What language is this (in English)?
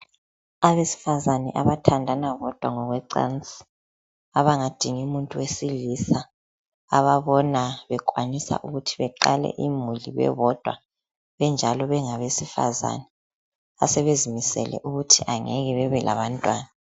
North Ndebele